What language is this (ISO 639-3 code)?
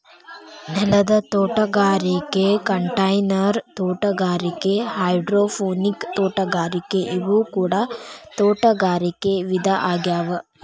kan